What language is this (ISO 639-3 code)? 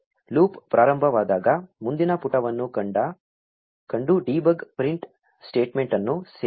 kan